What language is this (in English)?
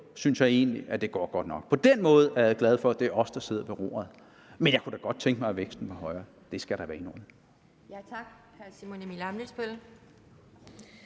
Danish